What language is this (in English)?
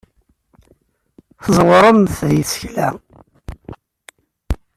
Kabyle